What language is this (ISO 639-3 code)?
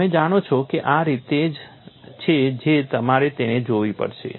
guj